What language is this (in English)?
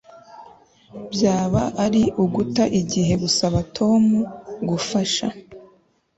Kinyarwanda